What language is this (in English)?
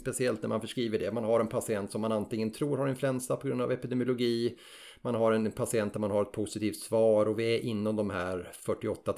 Swedish